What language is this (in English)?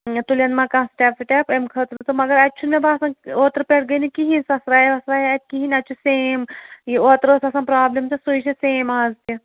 Kashmiri